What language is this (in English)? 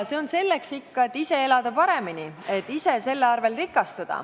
Estonian